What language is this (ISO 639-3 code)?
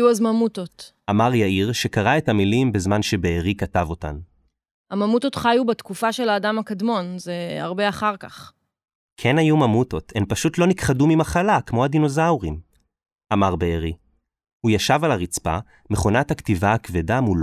heb